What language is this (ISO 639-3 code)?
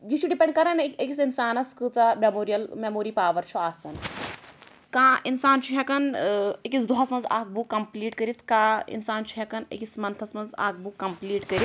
kas